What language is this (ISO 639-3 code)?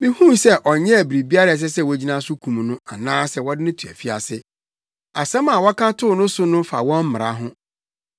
aka